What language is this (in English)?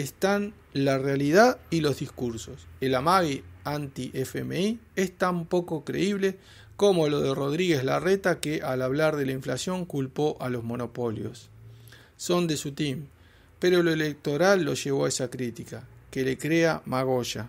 Spanish